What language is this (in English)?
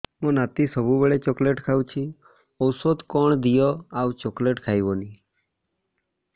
Odia